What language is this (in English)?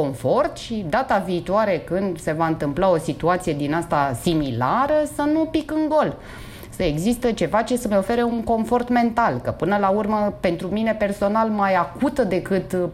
Romanian